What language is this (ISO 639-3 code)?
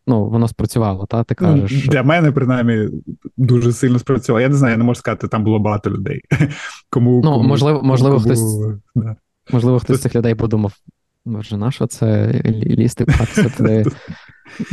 ukr